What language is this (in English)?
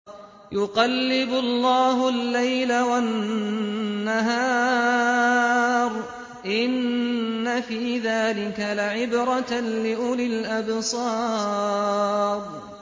Arabic